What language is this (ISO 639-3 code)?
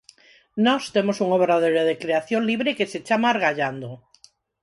glg